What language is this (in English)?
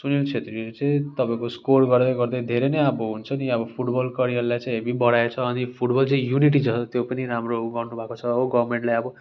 Nepali